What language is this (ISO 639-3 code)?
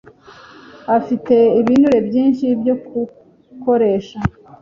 kin